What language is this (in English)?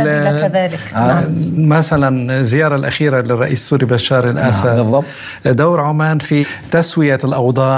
Arabic